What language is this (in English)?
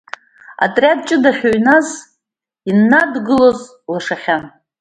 Abkhazian